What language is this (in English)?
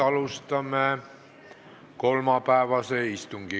Estonian